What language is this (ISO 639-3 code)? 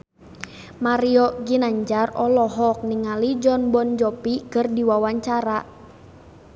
sun